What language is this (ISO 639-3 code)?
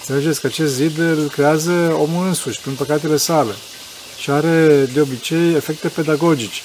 ron